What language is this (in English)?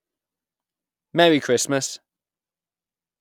English